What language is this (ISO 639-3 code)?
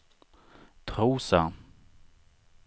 swe